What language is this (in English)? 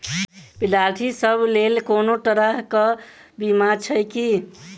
Maithili